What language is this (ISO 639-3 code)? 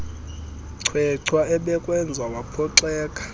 xho